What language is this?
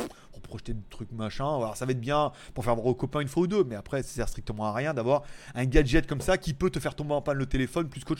French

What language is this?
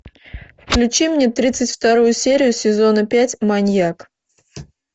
Russian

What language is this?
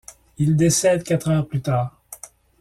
French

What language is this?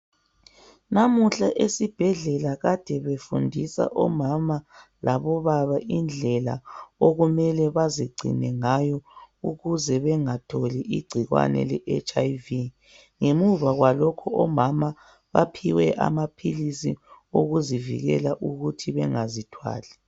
North Ndebele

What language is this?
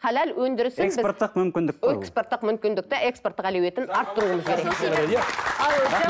Kazakh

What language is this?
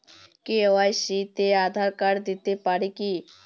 Bangla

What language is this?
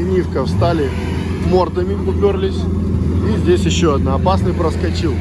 Russian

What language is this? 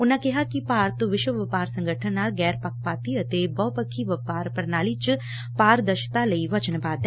Punjabi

